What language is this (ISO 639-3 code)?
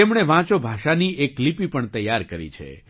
guj